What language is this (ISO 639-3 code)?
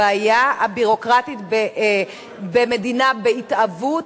heb